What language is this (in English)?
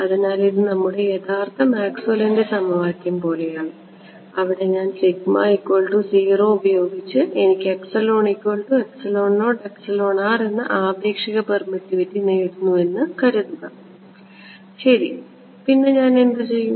Malayalam